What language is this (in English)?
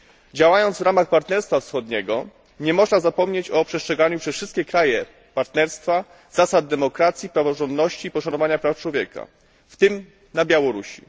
Polish